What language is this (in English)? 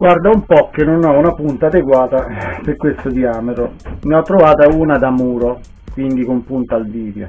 Italian